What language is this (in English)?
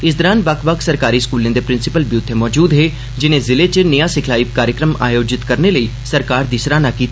Dogri